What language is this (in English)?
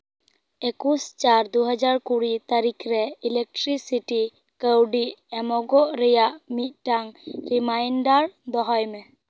Santali